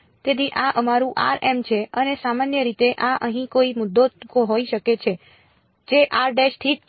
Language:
Gujarati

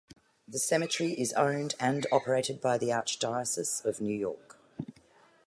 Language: English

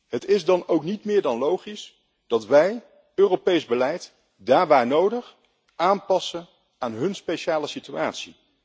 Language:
Dutch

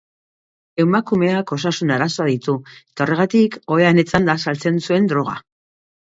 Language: Basque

